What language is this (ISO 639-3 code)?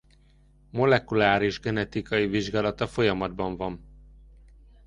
hun